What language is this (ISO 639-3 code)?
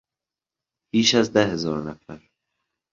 fas